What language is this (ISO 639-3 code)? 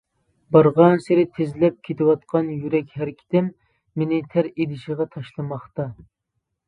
uig